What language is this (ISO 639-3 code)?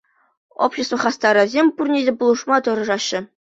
chv